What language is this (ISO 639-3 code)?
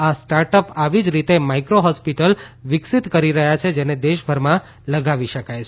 guj